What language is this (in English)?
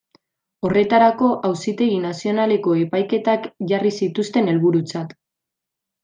Basque